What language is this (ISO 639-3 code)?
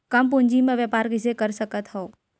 hne